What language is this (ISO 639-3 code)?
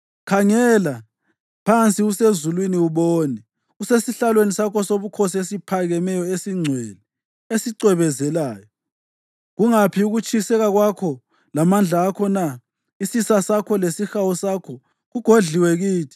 nde